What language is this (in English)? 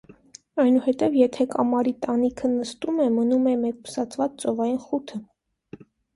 Armenian